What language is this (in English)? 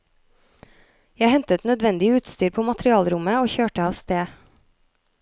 Norwegian